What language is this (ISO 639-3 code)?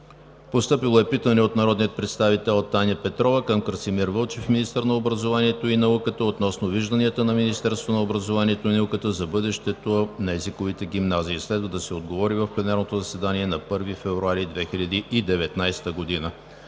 bul